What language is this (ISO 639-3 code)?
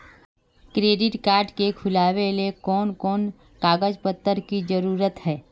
mag